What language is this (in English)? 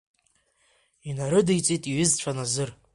Abkhazian